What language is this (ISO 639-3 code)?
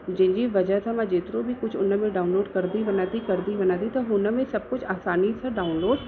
snd